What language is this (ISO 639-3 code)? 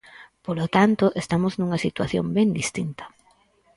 glg